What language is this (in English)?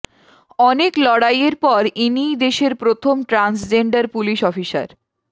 Bangla